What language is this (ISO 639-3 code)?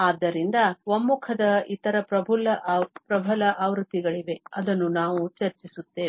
kan